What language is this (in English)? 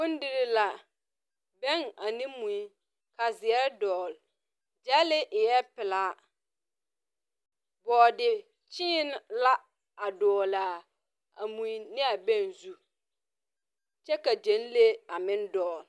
Southern Dagaare